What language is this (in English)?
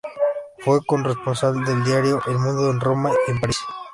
Spanish